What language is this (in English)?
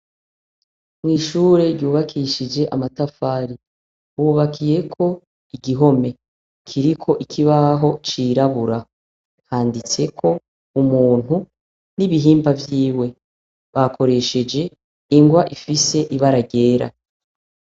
Rundi